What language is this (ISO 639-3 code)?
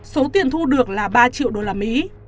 vie